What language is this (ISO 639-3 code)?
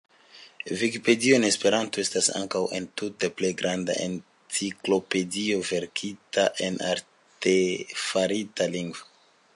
epo